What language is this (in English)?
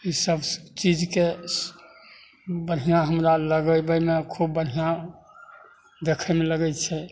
Maithili